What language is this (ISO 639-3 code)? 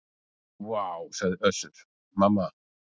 isl